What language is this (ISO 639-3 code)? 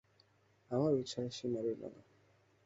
ben